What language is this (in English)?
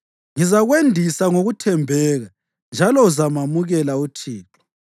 North Ndebele